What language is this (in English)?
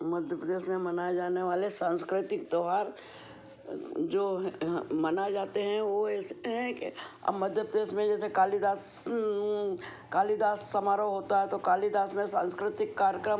Hindi